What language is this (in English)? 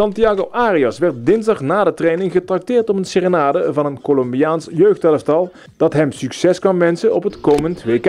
Dutch